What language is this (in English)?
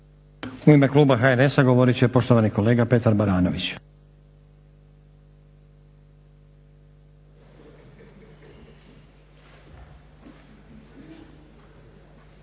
Croatian